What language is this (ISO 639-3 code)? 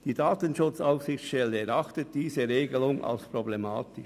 gsw